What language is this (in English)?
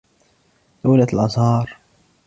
Arabic